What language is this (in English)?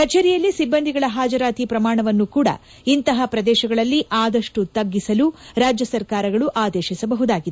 Kannada